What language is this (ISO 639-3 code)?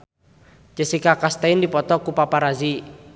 sun